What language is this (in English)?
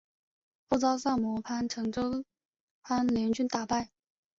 Chinese